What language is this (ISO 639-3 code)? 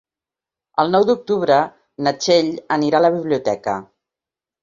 cat